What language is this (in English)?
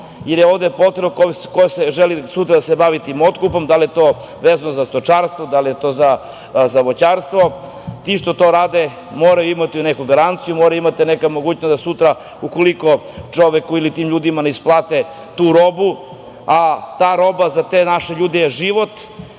Serbian